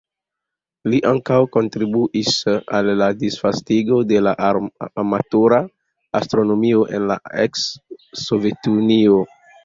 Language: Esperanto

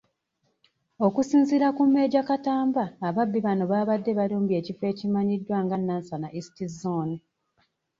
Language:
Ganda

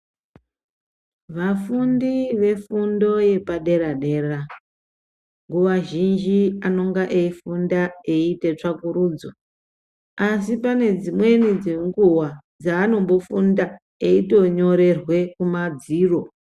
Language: Ndau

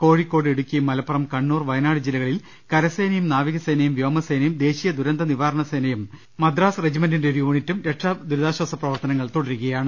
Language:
Malayalam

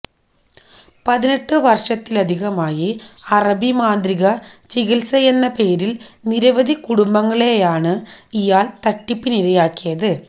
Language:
Malayalam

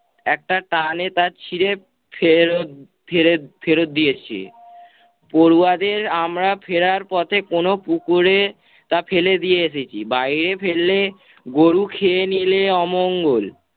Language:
Bangla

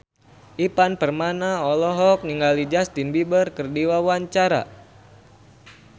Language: Sundanese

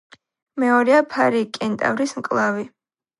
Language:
Georgian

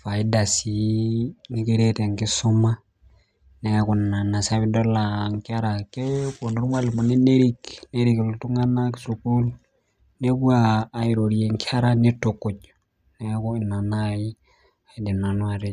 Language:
Masai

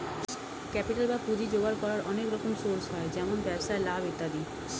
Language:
Bangla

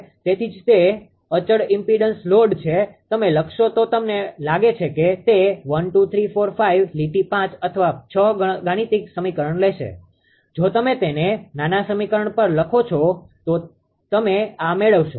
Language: Gujarati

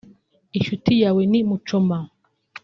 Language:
Kinyarwanda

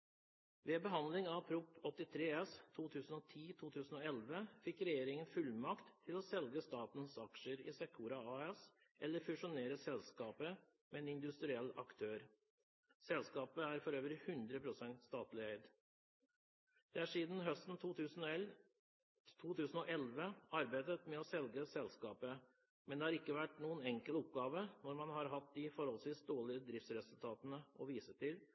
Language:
Norwegian Bokmål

